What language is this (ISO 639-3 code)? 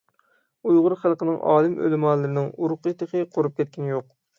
uig